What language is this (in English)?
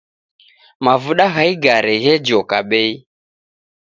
Taita